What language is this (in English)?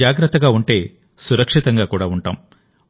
Telugu